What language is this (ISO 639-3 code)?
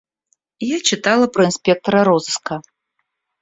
rus